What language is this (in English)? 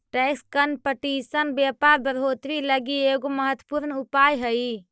Magahi